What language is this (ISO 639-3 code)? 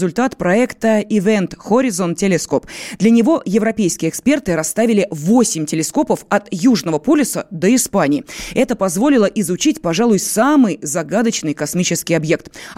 rus